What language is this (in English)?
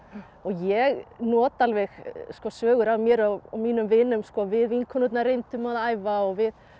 Icelandic